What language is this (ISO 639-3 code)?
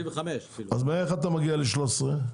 heb